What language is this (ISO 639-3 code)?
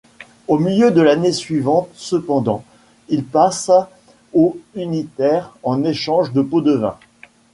fra